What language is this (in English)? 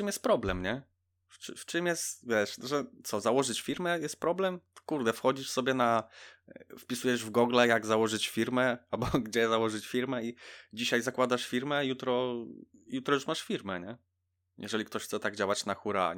Polish